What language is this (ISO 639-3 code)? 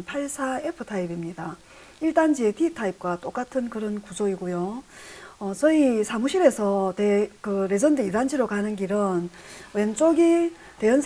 kor